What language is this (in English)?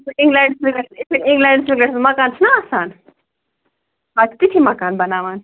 Kashmiri